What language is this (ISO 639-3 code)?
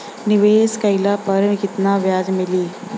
bho